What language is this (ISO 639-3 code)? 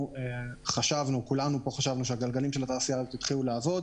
heb